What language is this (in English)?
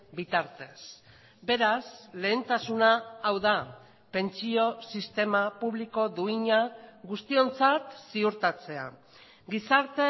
Basque